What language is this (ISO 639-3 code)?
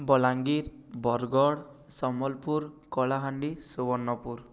ori